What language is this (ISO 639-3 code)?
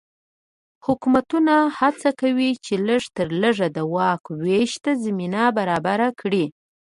pus